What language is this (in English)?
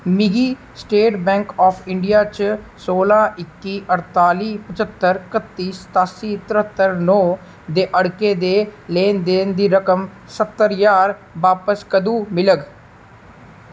Dogri